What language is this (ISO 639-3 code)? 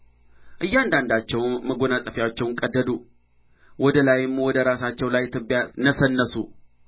amh